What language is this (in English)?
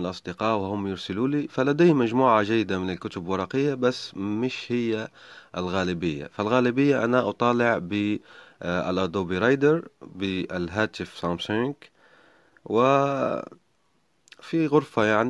Arabic